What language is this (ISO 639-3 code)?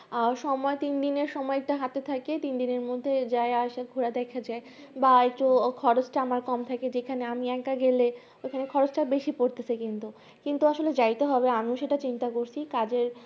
ben